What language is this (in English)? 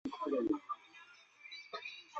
Chinese